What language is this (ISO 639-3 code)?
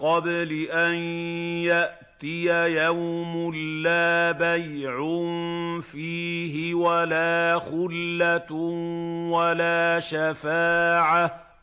ara